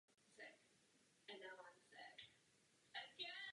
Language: Czech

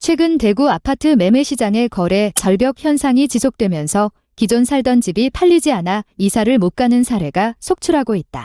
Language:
Korean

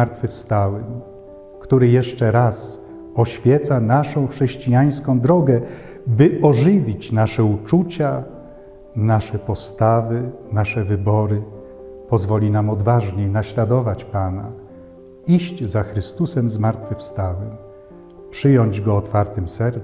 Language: Polish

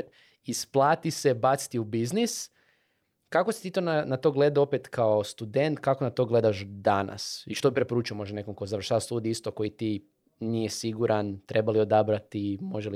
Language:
Croatian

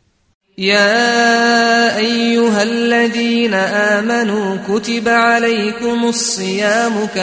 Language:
Russian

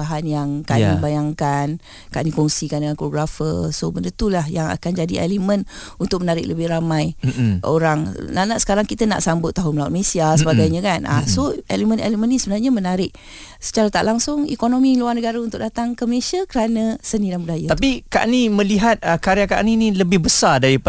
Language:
Malay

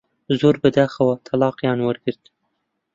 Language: Central Kurdish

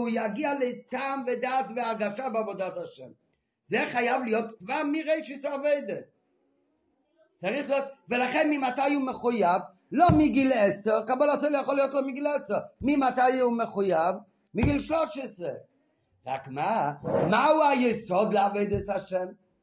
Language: Hebrew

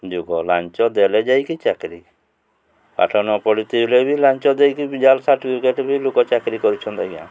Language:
Odia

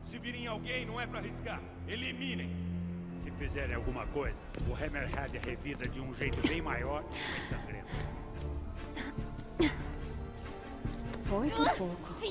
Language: Portuguese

